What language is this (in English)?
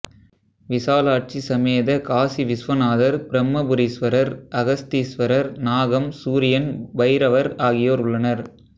Tamil